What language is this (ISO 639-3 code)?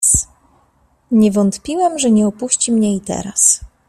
pol